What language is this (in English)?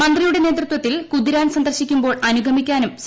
Malayalam